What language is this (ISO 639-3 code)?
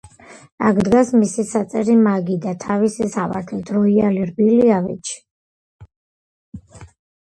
kat